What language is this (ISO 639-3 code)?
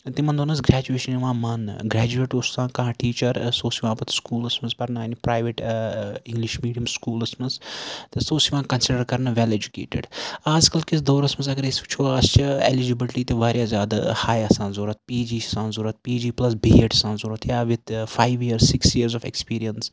kas